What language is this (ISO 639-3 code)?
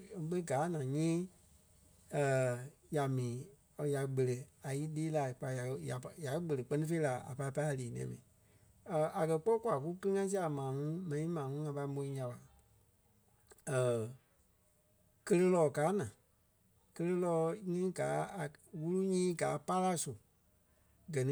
kpe